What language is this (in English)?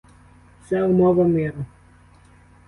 Ukrainian